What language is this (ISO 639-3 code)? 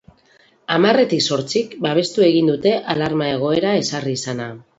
eus